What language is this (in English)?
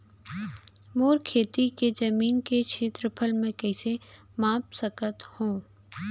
Chhattisgarhi